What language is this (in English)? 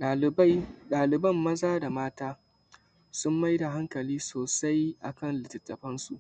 Hausa